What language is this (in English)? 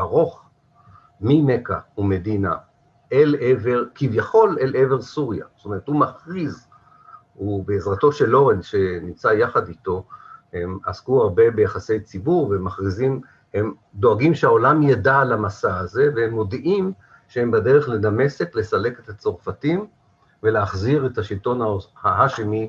Hebrew